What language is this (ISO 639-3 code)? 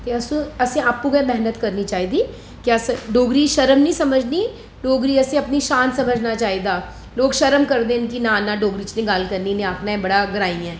doi